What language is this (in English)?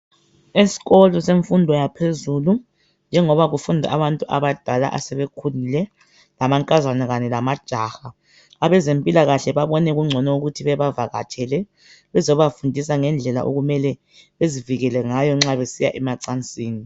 North Ndebele